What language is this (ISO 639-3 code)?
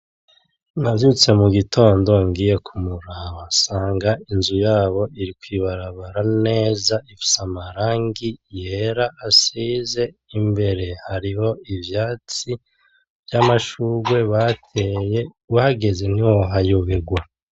run